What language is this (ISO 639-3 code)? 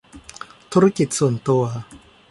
tha